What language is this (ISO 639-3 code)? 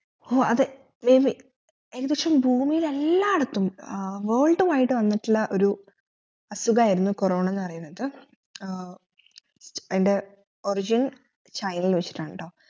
mal